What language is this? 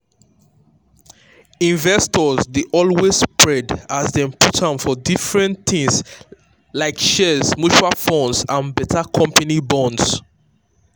Nigerian Pidgin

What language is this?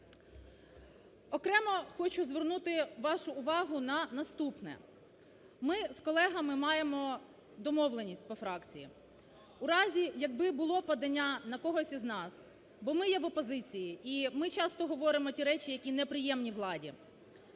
Ukrainian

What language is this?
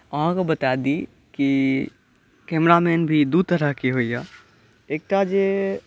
Maithili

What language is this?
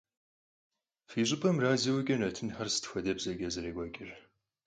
Kabardian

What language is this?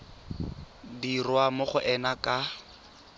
Tswana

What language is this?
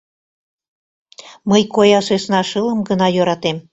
Mari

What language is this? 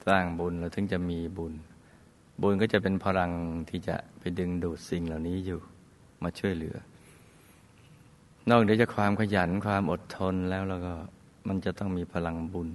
Thai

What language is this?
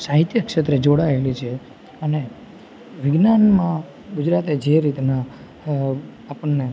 Gujarati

